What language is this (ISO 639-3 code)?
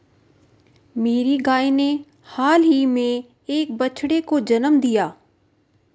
hin